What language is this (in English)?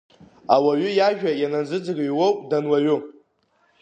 Abkhazian